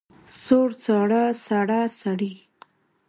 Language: Pashto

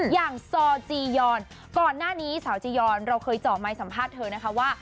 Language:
Thai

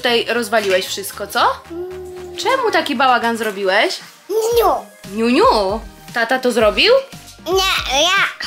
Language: Polish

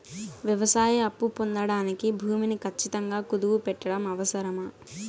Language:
Telugu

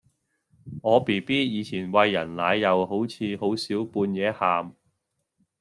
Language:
Cantonese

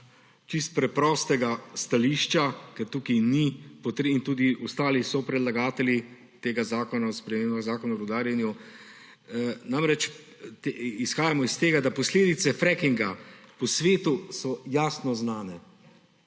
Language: Slovenian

